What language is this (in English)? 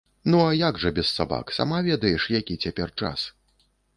Belarusian